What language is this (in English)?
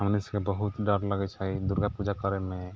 Maithili